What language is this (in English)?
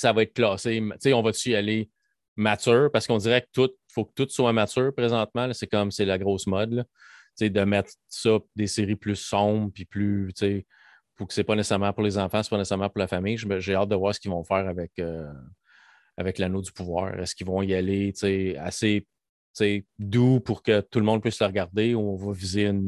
French